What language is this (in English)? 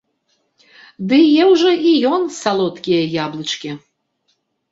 Belarusian